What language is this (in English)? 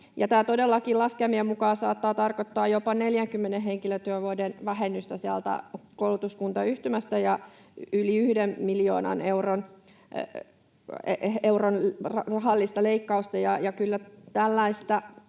Finnish